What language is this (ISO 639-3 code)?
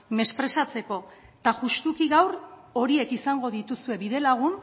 eus